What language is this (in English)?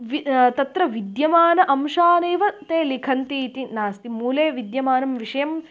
Sanskrit